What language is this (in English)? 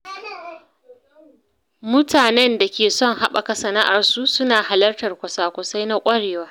Hausa